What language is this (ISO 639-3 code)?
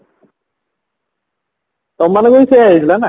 ori